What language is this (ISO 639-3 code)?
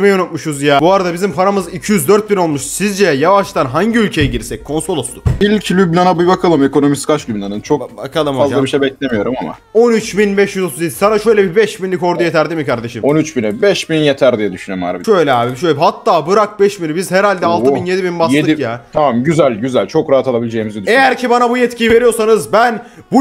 tur